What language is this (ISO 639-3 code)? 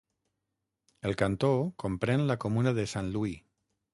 cat